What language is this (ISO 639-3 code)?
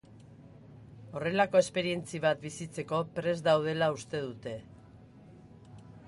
eus